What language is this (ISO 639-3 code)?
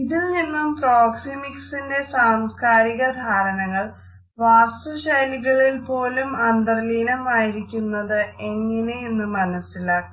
mal